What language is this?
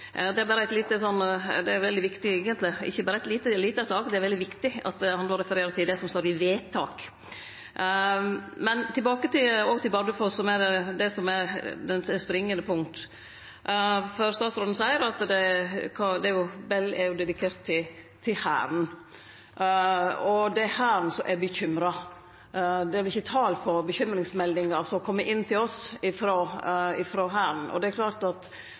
Norwegian Nynorsk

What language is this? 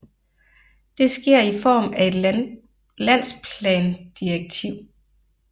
Danish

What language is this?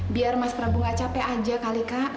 Indonesian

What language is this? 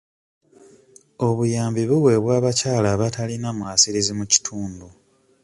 Ganda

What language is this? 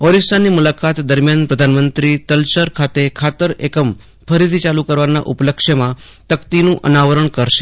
Gujarati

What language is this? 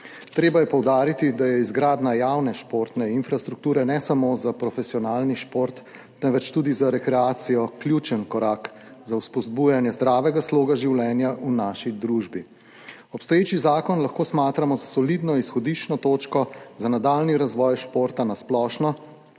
Slovenian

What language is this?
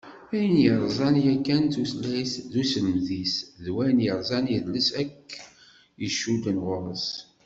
Kabyle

